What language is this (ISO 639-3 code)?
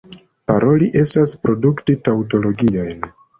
epo